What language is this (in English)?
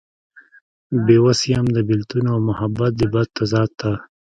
Pashto